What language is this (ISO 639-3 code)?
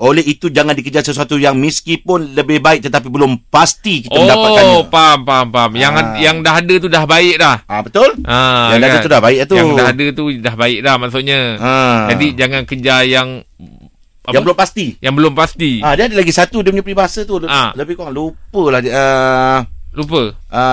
msa